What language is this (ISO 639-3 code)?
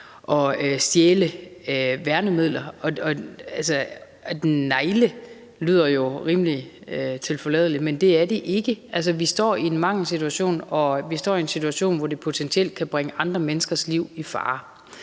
dan